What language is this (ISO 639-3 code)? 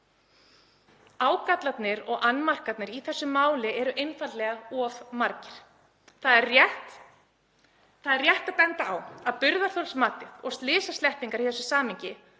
isl